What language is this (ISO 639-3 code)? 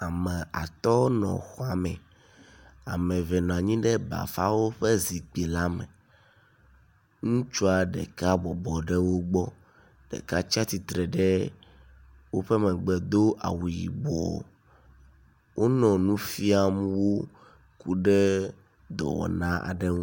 ewe